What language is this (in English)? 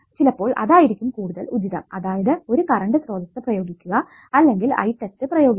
Malayalam